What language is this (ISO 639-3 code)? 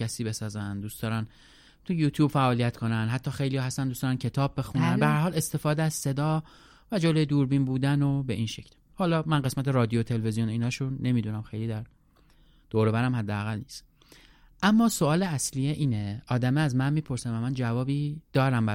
fas